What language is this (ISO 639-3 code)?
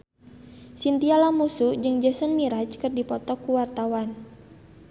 sun